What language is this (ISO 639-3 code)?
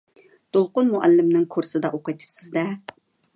uig